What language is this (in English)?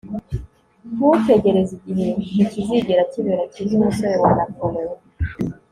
Kinyarwanda